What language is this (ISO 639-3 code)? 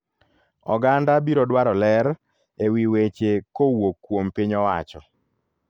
luo